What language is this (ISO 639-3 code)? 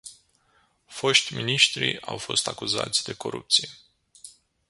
ron